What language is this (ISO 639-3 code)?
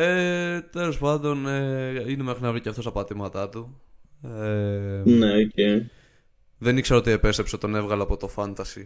ell